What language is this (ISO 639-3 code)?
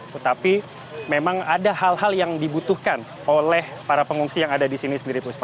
ind